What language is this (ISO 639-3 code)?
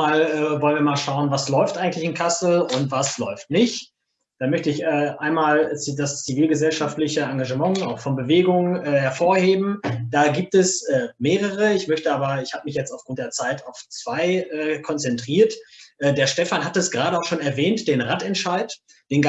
deu